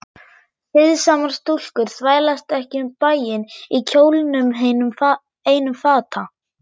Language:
Icelandic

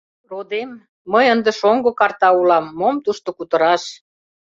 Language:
Mari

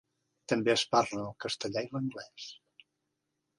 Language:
Catalan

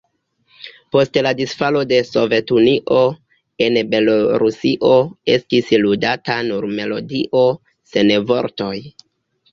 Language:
Esperanto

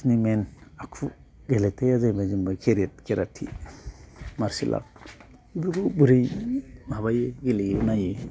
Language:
Bodo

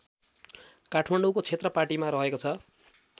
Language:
Nepali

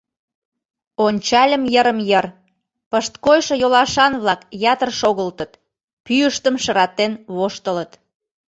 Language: Mari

